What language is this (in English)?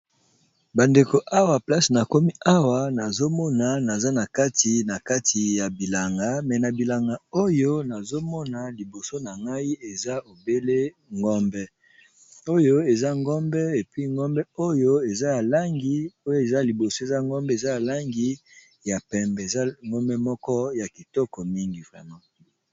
Lingala